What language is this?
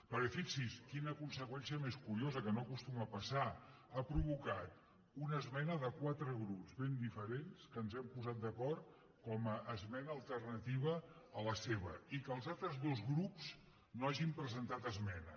Catalan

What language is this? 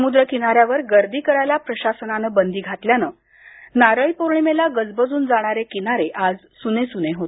Marathi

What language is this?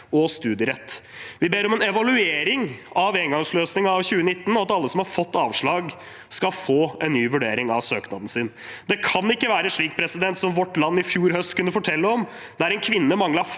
Norwegian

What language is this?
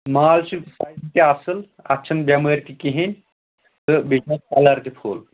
Kashmiri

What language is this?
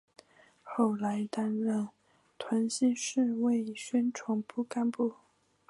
Chinese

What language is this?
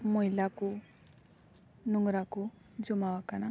Santali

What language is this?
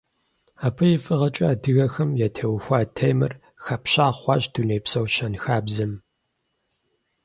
Kabardian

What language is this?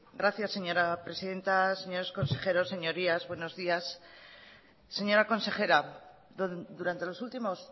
Spanish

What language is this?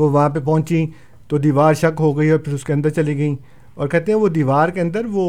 Urdu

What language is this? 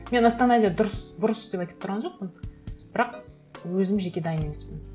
Kazakh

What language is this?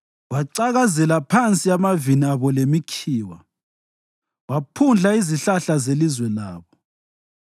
North Ndebele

